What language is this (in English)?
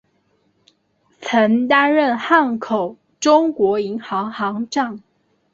Chinese